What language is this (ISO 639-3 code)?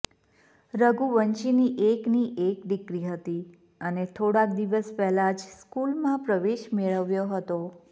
guj